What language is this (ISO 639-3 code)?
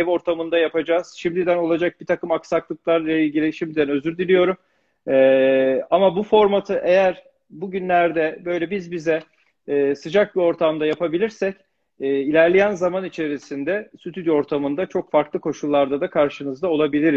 tur